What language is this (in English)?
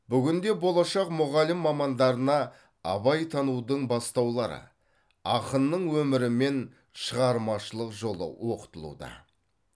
Kazakh